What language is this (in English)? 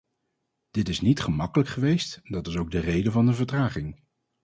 Dutch